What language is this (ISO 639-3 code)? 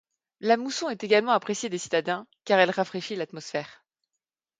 fra